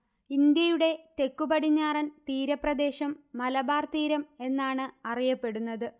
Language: Malayalam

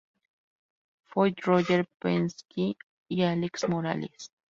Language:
Spanish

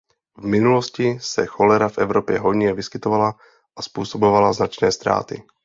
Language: Czech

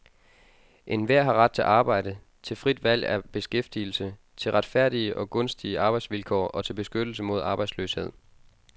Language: Danish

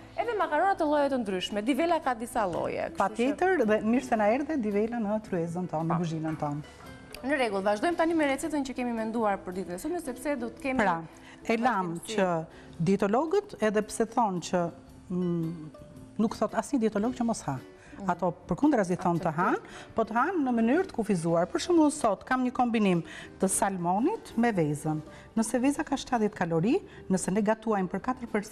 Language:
Romanian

